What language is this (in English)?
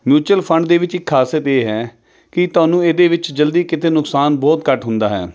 Punjabi